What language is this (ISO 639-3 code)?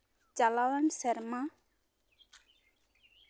sat